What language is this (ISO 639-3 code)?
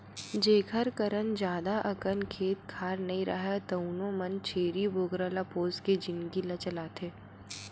hne